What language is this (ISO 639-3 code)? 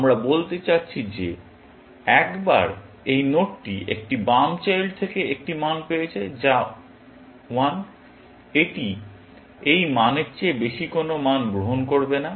ben